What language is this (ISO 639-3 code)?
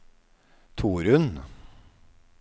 nor